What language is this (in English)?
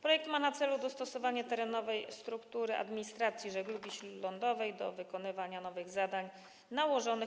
Polish